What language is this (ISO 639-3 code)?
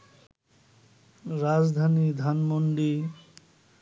ben